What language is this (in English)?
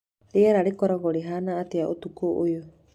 Kikuyu